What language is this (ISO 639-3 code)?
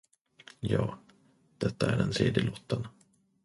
swe